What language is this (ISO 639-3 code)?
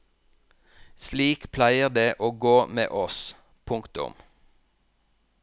nor